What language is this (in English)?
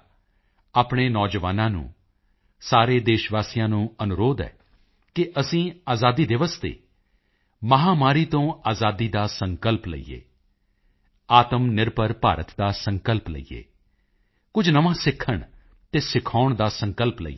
Punjabi